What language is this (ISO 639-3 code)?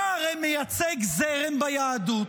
heb